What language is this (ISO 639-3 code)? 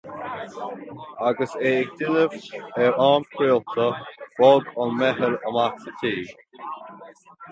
gle